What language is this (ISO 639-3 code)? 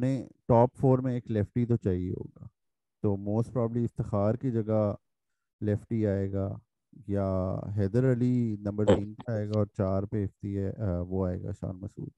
urd